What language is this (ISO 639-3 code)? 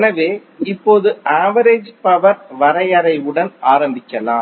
tam